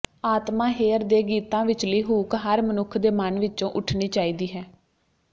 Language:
Punjabi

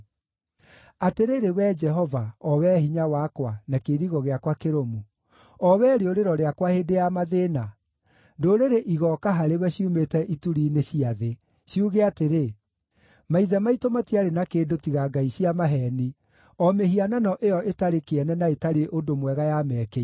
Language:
Kikuyu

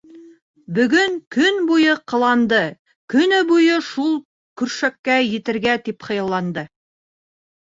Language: Bashkir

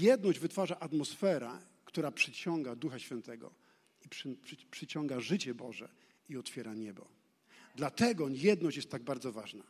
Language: Polish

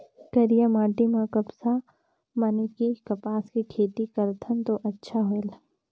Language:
Chhattisgarhi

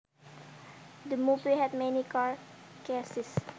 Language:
Javanese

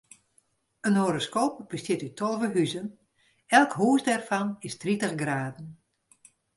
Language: Western Frisian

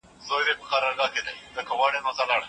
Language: Pashto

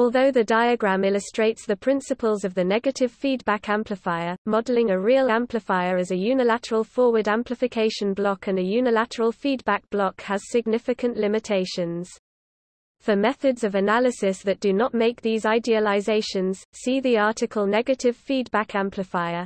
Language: English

